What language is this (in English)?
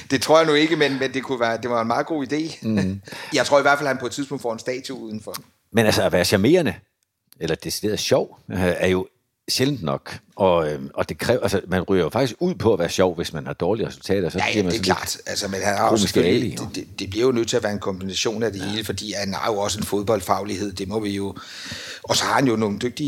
Danish